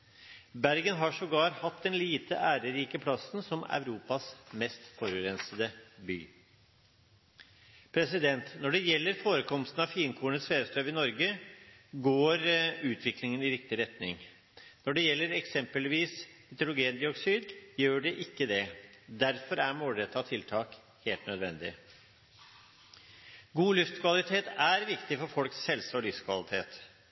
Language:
Norwegian Bokmål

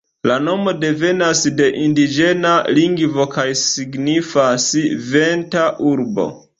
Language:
Esperanto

